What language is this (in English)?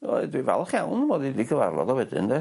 Welsh